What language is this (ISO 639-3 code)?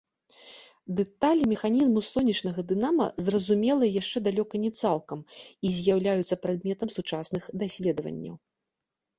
bel